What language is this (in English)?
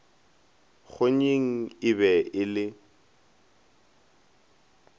Northern Sotho